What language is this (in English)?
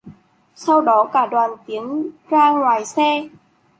Vietnamese